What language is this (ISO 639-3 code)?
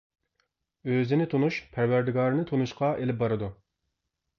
uig